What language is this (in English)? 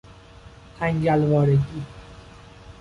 Persian